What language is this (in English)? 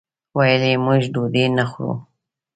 Pashto